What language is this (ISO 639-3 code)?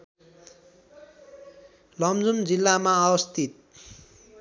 nep